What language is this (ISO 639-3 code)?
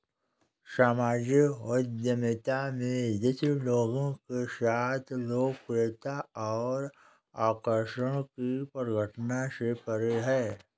hin